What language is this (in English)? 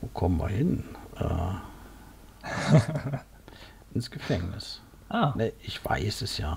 German